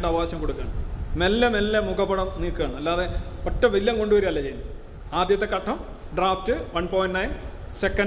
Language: Malayalam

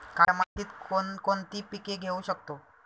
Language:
Marathi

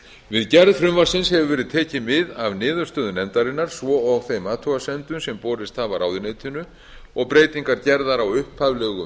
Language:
Icelandic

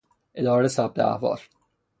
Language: Persian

